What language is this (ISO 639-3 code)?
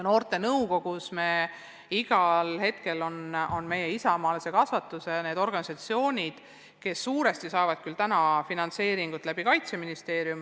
est